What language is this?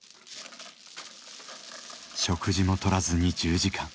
Japanese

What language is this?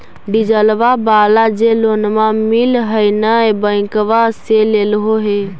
Magahi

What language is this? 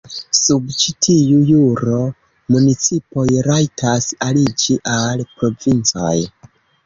Esperanto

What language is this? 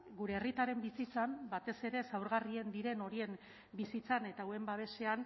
Basque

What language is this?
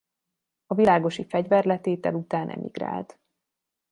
Hungarian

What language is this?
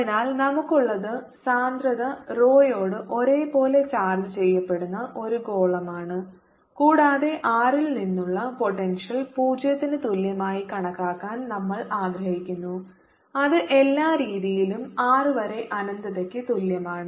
Malayalam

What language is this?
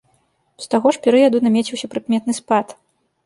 Belarusian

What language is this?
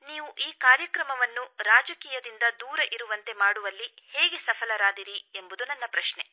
Kannada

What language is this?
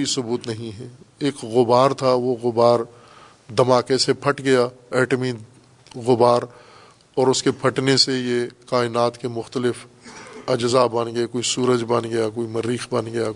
Urdu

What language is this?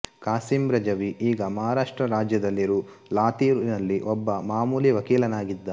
Kannada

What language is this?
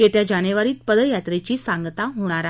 Marathi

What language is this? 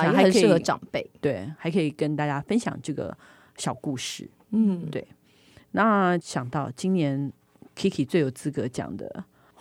Chinese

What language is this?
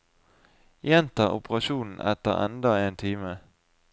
Norwegian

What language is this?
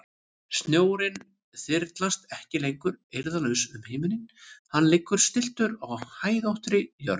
Icelandic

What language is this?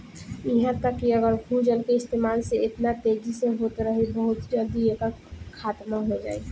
Bhojpuri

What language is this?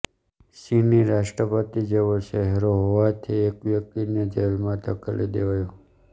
Gujarati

